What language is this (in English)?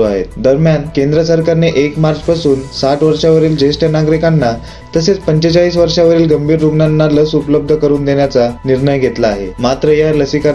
Marathi